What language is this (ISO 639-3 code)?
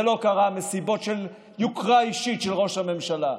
heb